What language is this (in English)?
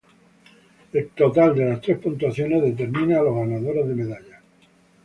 Spanish